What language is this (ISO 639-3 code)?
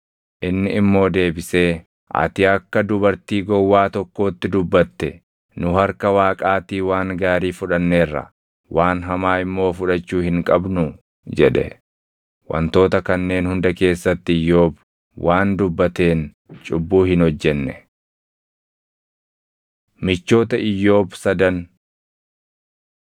orm